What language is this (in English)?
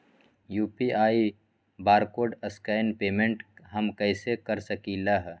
Magahi